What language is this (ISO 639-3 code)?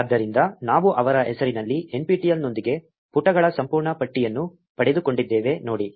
kan